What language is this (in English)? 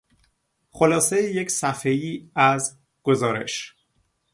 Persian